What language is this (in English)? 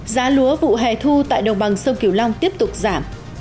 Vietnamese